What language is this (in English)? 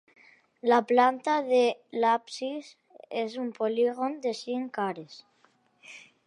Catalan